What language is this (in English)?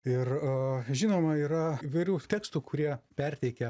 Lithuanian